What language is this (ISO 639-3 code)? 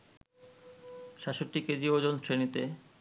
ben